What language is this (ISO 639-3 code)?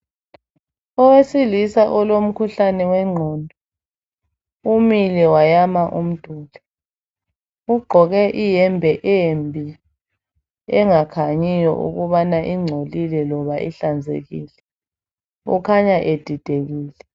nde